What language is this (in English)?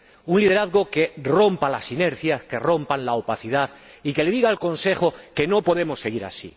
Spanish